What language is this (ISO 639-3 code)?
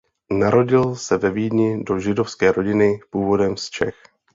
ces